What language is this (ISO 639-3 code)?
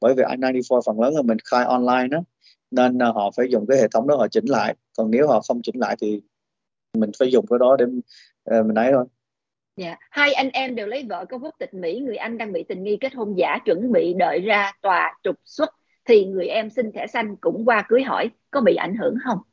vie